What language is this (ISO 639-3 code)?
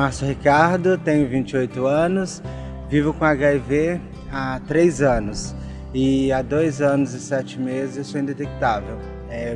por